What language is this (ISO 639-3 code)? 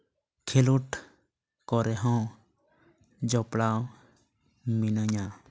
sat